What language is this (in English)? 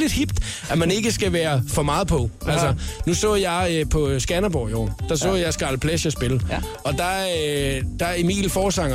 Danish